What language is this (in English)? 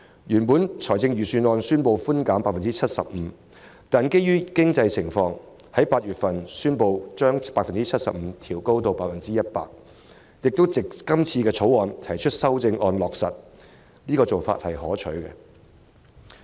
Cantonese